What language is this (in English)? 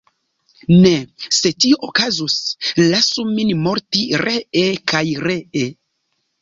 Esperanto